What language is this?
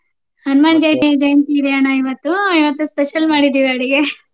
Kannada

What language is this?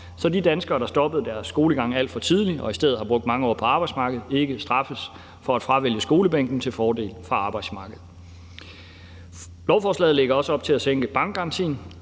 Danish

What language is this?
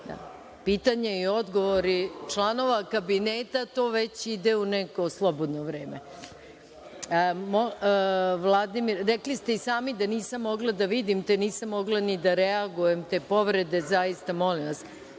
Serbian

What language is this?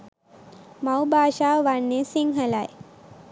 Sinhala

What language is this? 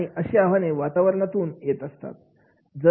Marathi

